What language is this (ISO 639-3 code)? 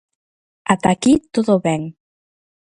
glg